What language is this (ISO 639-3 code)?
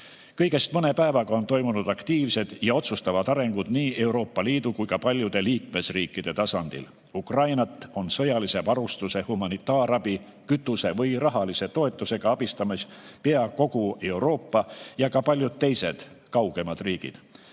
est